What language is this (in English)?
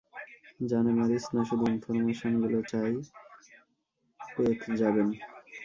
Bangla